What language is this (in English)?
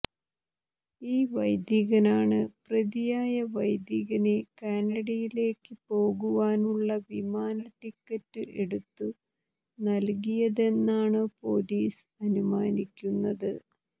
Malayalam